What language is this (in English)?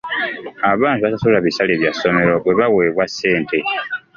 Ganda